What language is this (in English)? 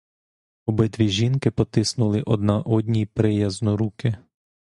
Ukrainian